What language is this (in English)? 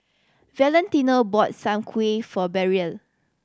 English